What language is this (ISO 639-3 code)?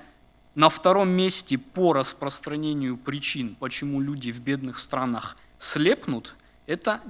rus